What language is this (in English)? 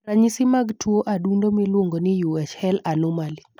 Luo (Kenya and Tanzania)